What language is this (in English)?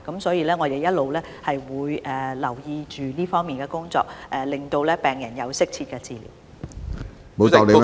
Cantonese